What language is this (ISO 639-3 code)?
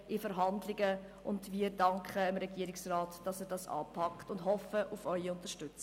gsw